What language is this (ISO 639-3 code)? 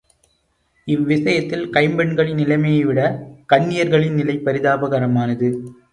tam